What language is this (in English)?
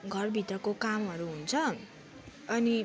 Nepali